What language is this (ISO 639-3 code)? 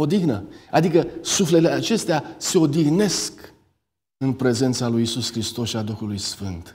ron